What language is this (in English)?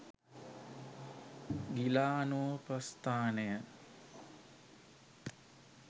Sinhala